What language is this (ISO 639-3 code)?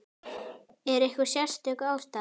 isl